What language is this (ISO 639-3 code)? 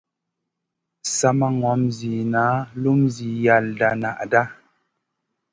mcn